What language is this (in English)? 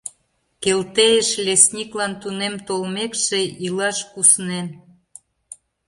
Mari